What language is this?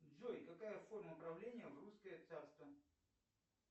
Russian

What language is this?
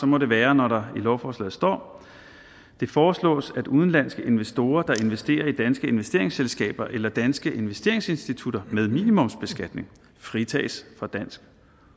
Danish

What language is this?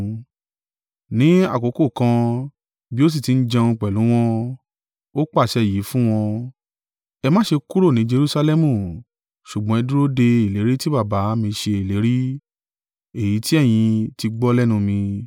Yoruba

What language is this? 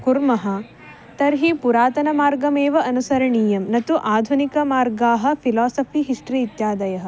Sanskrit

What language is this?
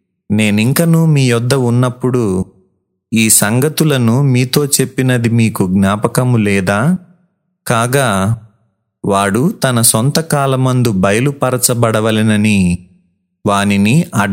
Telugu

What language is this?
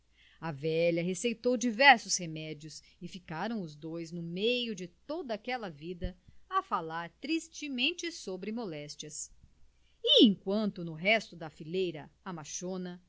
Portuguese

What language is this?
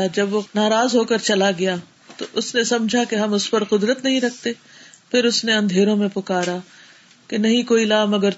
Urdu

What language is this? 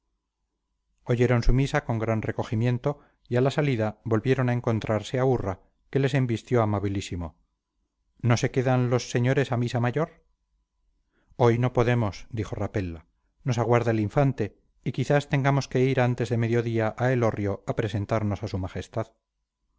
Spanish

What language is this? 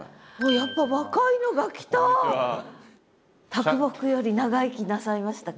Japanese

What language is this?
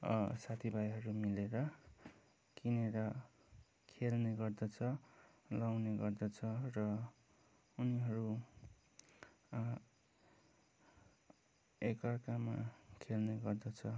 Nepali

